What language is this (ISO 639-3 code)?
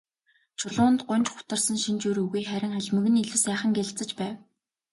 mon